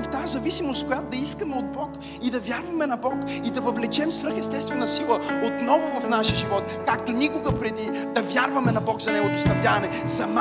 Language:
Bulgarian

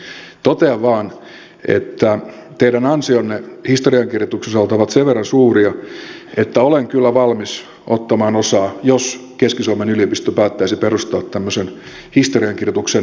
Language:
Finnish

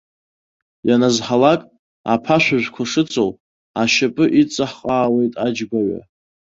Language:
Abkhazian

